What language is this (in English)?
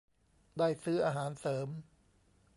Thai